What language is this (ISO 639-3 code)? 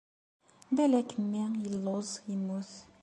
kab